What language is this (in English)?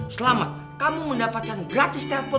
Indonesian